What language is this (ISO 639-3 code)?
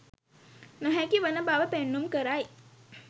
sin